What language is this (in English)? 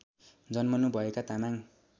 Nepali